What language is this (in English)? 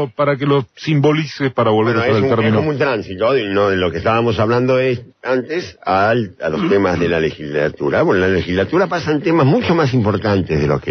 Spanish